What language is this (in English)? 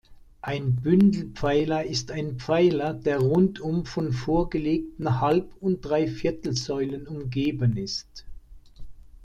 German